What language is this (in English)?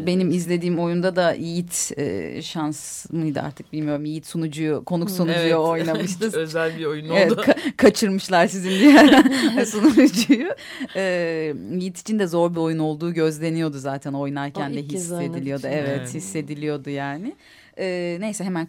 Turkish